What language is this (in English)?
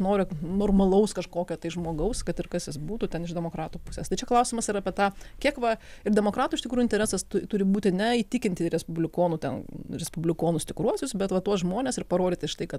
Lithuanian